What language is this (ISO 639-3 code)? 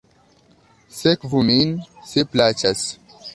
epo